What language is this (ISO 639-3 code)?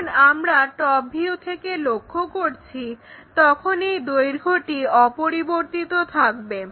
ben